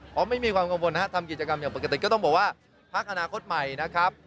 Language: Thai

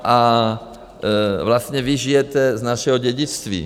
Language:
Czech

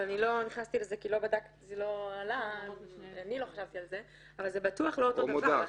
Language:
Hebrew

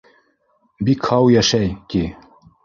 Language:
Bashkir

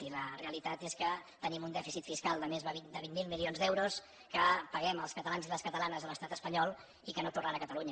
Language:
Catalan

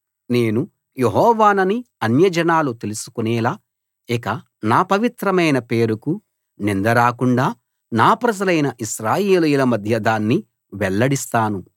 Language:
Telugu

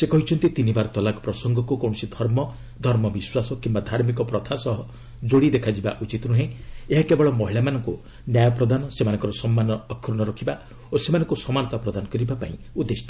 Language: Odia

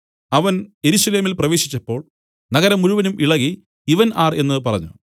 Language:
Malayalam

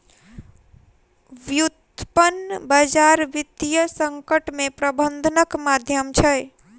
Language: Maithili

